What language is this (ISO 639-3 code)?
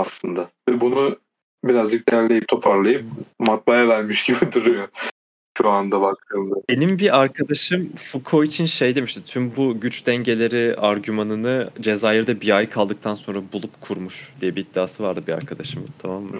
tur